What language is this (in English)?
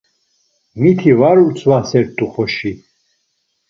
Laz